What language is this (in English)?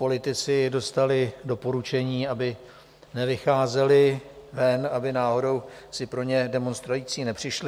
Czech